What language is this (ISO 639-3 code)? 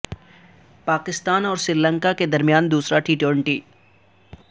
urd